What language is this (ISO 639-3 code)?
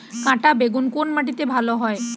ben